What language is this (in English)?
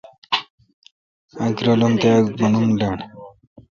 Kalkoti